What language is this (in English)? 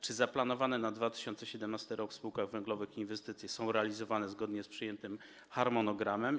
Polish